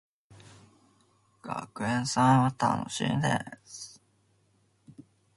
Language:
Japanese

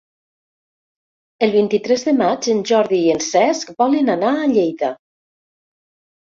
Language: Catalan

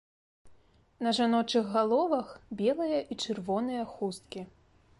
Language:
Belarusian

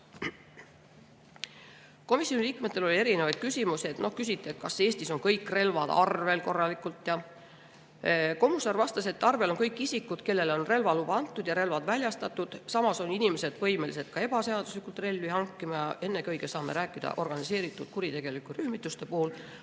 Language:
Estonian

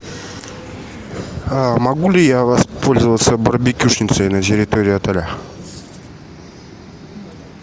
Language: Russian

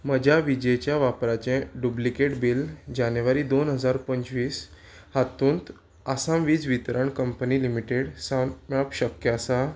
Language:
Konkani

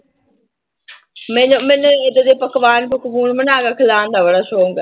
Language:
Punjabi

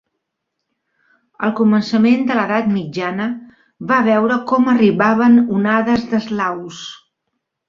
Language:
Catalan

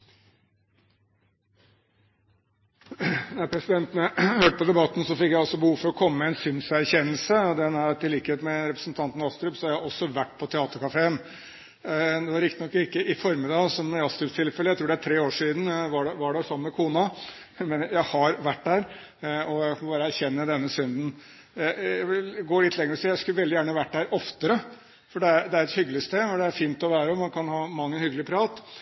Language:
Norwegian Bokmål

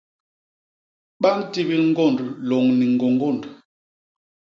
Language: Basaa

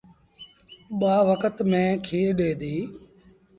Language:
Sindhi Bhil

